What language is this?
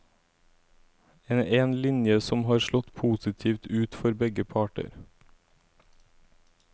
Norwegian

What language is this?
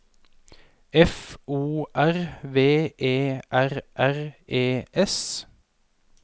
Norwegian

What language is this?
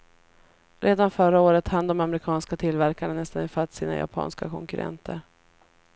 Swedish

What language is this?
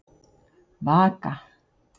Icelandic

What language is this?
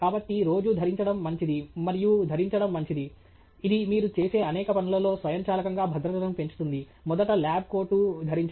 Telugu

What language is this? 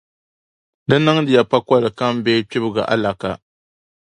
Dagbani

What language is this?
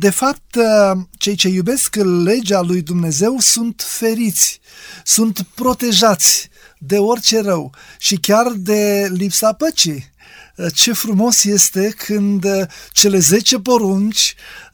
Romanian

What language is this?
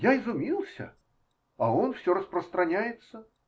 Russian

